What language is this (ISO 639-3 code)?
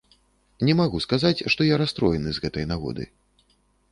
bel